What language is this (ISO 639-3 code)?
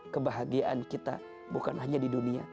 ind